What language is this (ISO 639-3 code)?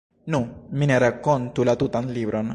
epo